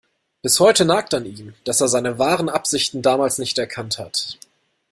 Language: German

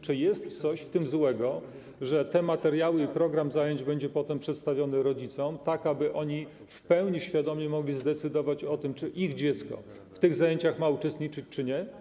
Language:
Polish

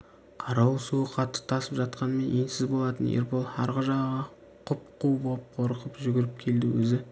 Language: Kazakh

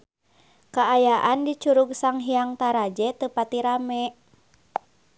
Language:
Sundanese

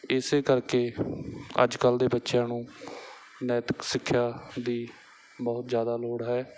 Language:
Punjabi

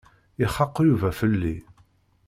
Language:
Kabyle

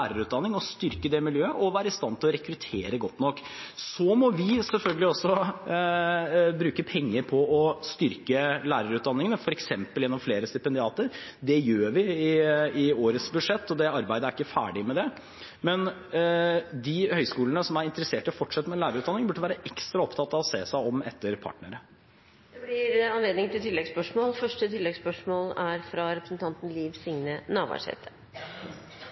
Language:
Norwegian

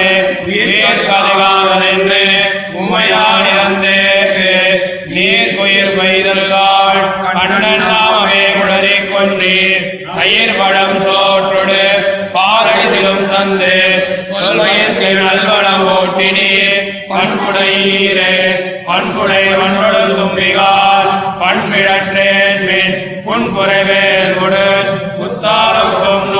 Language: Tamil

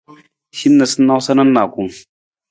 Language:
Nawdm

